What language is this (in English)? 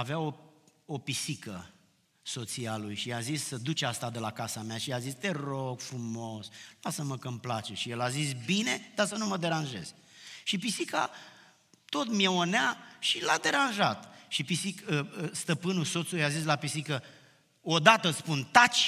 Romanian